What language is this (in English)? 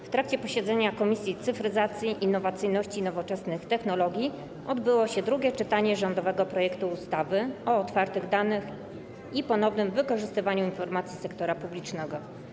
Polish